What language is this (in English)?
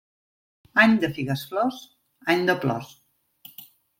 Catalan